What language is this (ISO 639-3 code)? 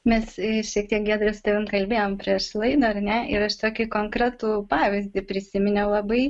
lit